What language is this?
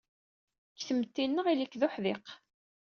Kabyle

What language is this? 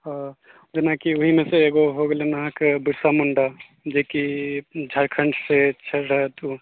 Maithili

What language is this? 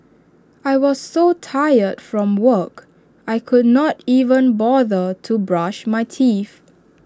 English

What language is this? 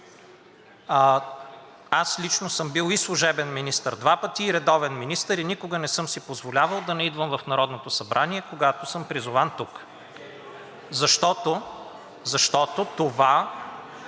Bulgarian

